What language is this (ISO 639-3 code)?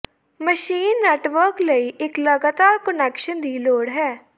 pan